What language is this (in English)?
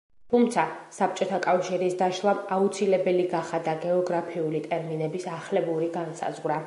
Georgian